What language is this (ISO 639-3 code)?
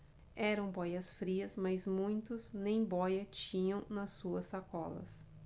por